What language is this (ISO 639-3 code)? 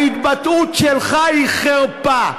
heb